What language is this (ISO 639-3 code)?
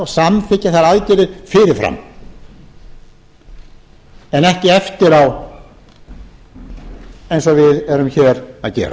isl